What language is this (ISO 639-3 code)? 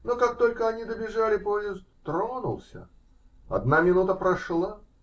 rus